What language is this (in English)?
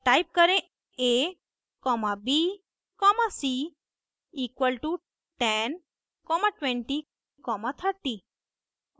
Hindi